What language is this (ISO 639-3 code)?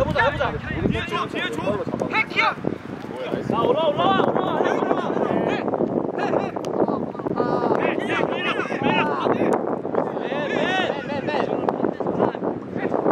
kor